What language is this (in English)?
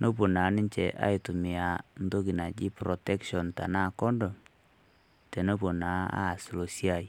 Masai